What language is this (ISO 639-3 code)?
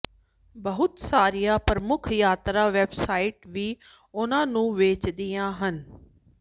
pan